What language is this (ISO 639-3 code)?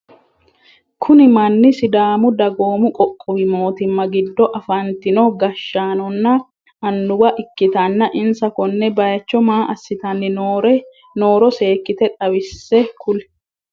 sid